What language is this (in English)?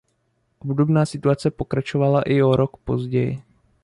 Czech